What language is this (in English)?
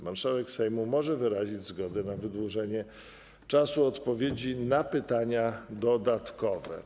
Polish